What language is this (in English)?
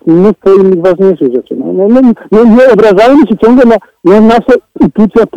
Polish